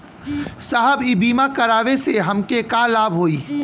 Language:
Bhojpuri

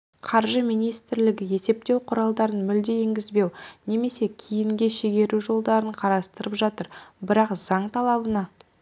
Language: Kazakh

